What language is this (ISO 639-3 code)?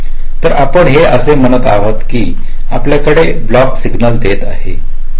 mar